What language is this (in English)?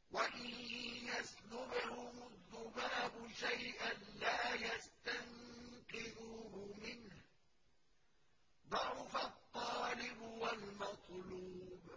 Arabic